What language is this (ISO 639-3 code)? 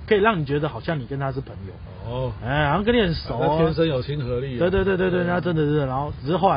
zho